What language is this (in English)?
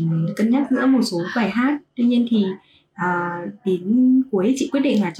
Vietnamese